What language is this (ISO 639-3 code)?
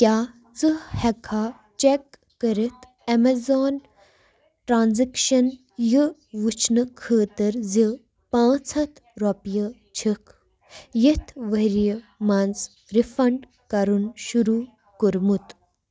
kas